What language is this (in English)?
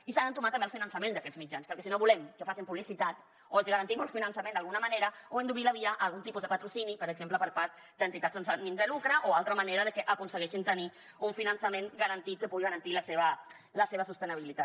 Catalan